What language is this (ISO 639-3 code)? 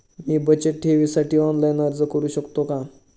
mar